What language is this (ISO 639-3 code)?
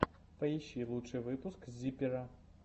rus